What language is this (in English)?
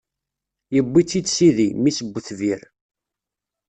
Kabyle